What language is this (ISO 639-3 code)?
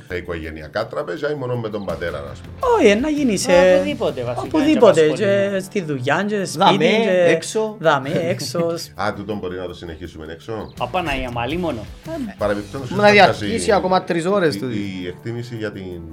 ell